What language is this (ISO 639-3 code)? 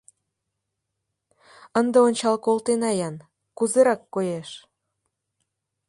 chm